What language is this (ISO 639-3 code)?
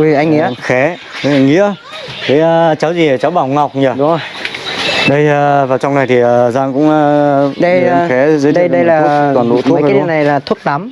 vie